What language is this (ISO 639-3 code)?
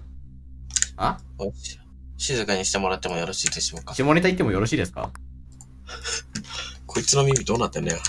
jpn